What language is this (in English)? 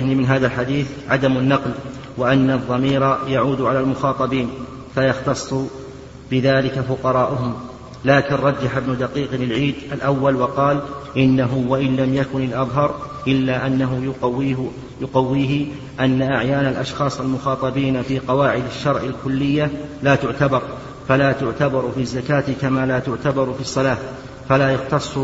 Arabic